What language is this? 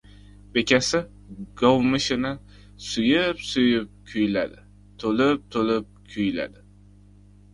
Uzbek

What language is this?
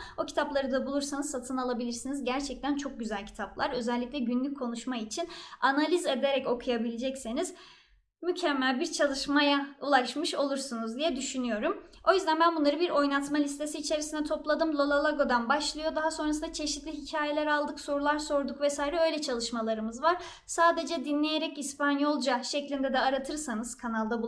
Turkish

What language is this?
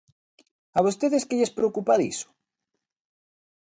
Galician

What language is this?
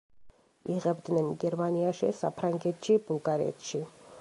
Georgian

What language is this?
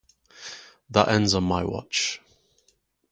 English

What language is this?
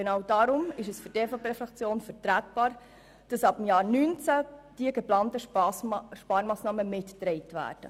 Swiss German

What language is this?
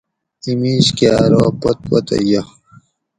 Gawri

